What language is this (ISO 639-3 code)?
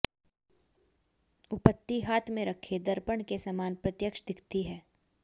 hin